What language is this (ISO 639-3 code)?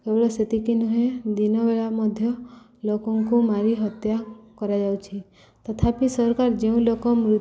ori